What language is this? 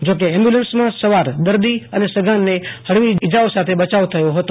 Gujarati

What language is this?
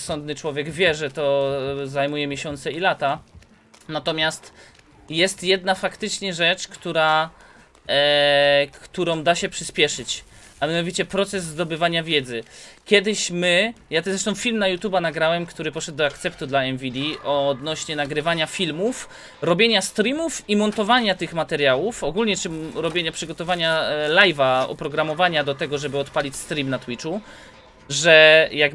Polish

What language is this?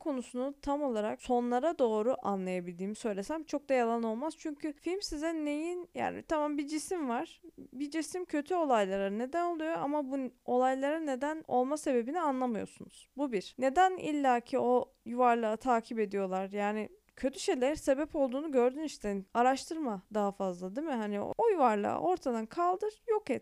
Turkish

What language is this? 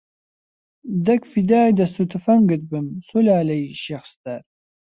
Central Kurdish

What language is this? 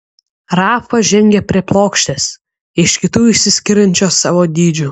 Lithuanian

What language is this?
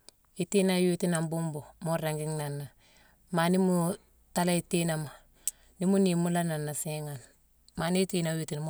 Mansoanka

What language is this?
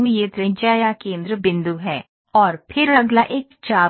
Hindi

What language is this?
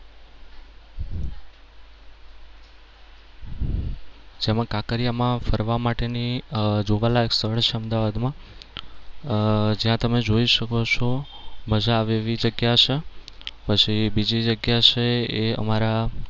Gujarati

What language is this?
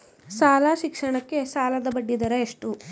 Kannada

